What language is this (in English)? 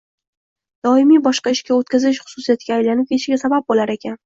Uzbek